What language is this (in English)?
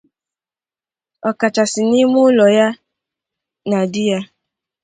Igbo